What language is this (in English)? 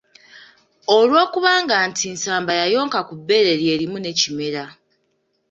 Ganda